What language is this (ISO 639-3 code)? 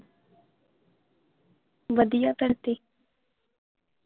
pan